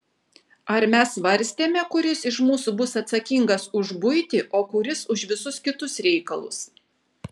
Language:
Lithuanian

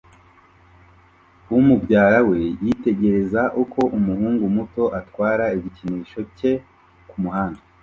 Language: Kinyarwanda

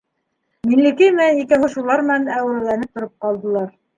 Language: Bashkir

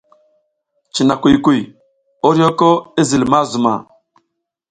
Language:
South Giziga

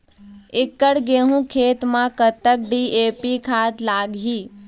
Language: Chhattisgarhi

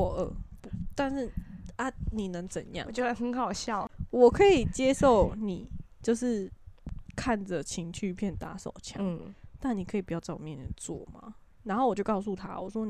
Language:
Chinese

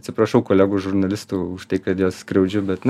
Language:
Lithuanian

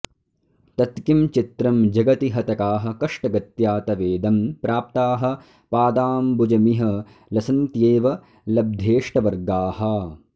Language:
Sanskrit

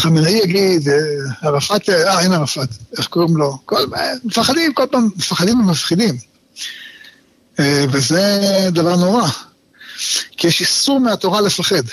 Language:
Hebrew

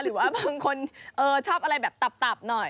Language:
Thai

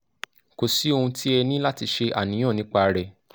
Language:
Yoruba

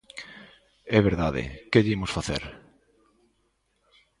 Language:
Galician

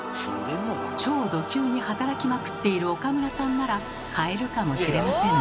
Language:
Japanese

